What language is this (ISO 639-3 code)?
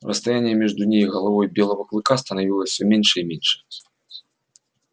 rus